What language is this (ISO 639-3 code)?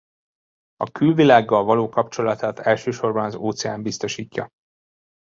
hun